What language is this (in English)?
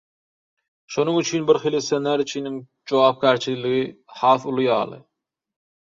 Turkmen